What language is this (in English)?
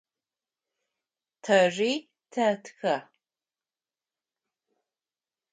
Adyghe